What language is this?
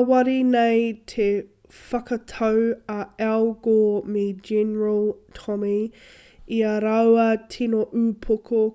Māori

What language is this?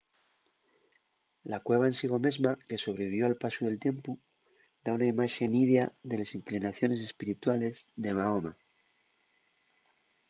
Asturian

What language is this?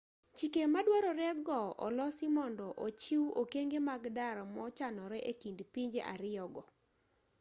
Luo (Kenya and Tanzania)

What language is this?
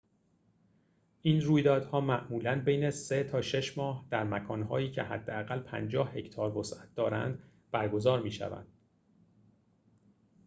Persian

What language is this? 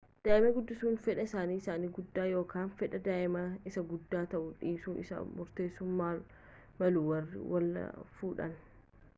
Oromo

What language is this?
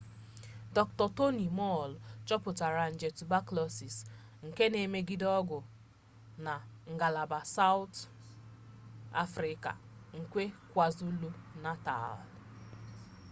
Igbo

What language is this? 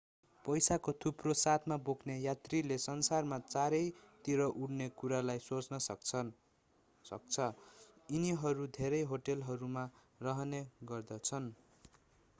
Nepali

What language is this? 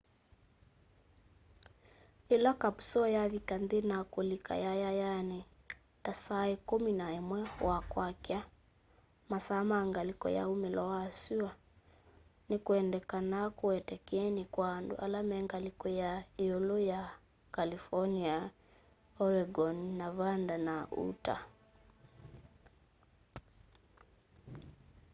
Kamba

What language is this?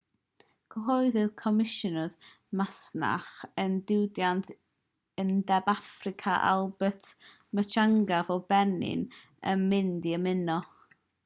Welsh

